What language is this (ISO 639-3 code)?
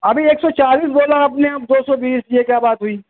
urd